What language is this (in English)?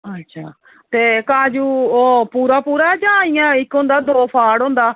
Dogri